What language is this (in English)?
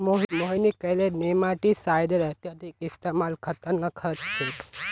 Magahi